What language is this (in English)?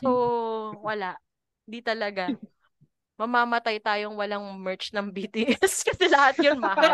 Filipino